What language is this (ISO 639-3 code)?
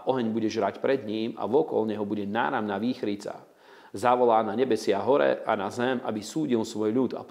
slk